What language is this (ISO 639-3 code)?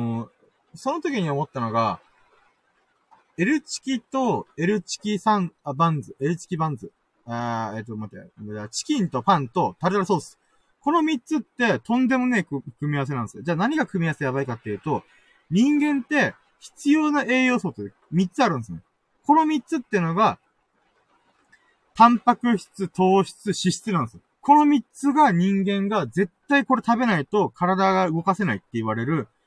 jpn